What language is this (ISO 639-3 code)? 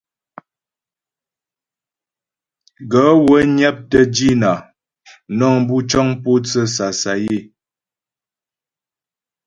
bbj